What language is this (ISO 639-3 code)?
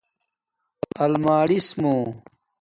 dmk